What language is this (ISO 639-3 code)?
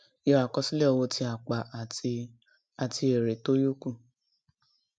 yor